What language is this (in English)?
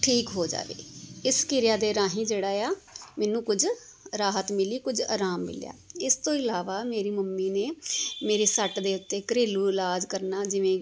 Punjabi